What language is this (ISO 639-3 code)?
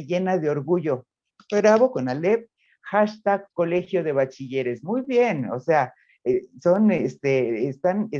spa